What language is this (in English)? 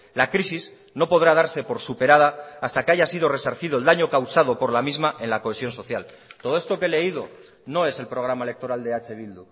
Spanish